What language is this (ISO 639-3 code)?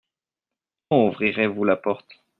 fra